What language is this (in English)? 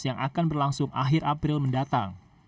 Indonesian